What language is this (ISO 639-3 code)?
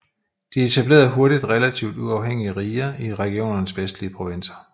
dan